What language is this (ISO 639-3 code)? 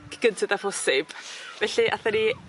cym